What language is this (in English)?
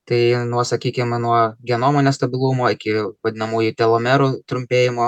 Lithuanian